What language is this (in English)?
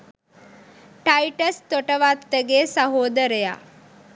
Sinhala